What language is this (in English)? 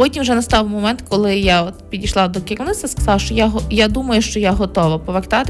Ukrainian